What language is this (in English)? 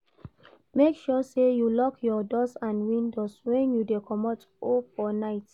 Nigerian Pidgin